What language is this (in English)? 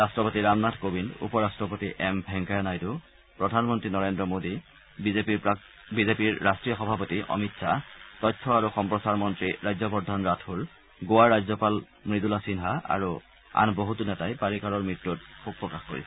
Assamese